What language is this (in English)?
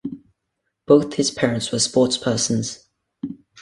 English